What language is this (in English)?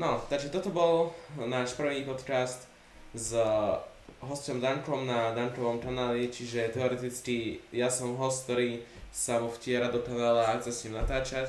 Slovak